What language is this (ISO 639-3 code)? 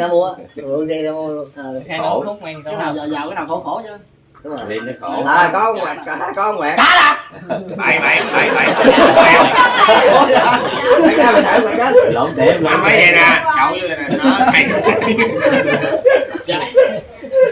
vie